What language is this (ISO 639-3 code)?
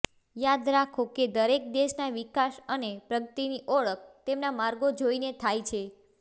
guj